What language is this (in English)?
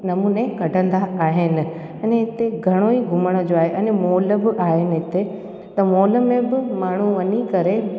Sindhi